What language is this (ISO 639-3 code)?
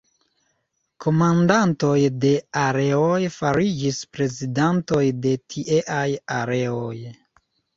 epo